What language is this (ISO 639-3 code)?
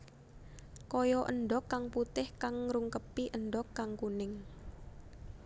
jav